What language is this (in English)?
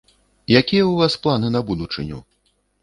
Belarusian